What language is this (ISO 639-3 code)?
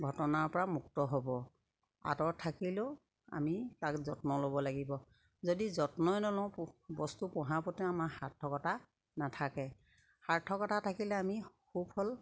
asm